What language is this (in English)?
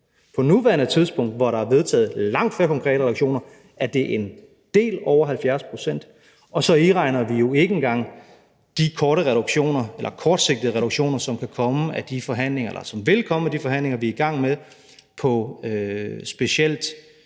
Danish